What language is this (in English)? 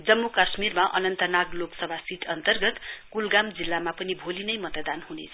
Nepali